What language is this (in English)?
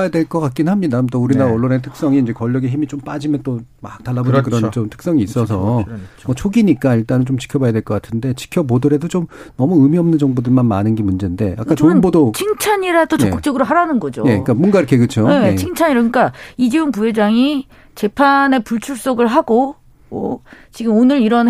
Korean